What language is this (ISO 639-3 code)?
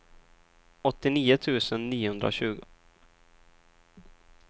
swe